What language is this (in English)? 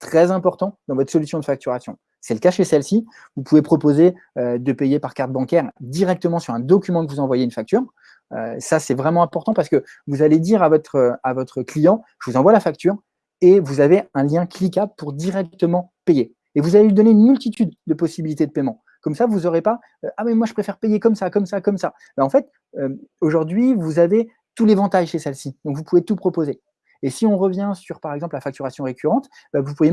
French